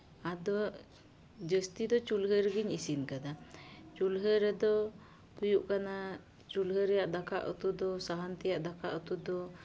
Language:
Santali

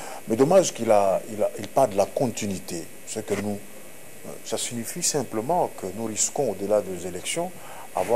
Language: French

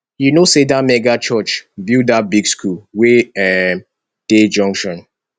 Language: Nigerian Pidgin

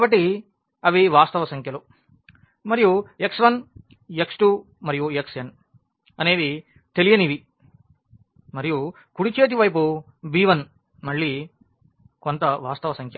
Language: Telugu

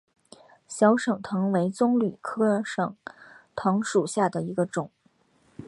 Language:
Chinese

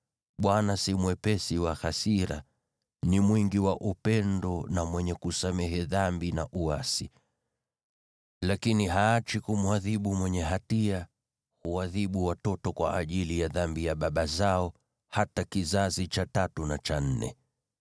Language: Swahili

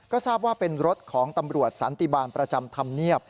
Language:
Thai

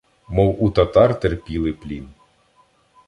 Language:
Ukrainian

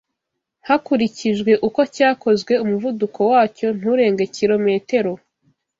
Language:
Kinyarwanda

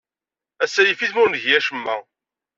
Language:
Kabyle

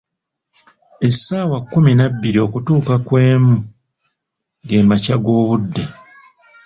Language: Ganda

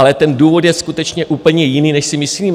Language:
Czech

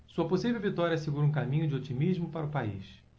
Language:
Portuguese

